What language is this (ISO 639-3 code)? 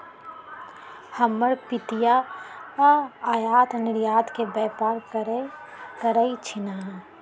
mag